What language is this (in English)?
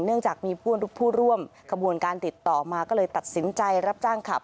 Thai